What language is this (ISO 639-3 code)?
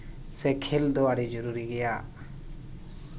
sat